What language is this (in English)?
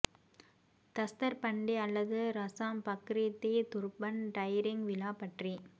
Tamil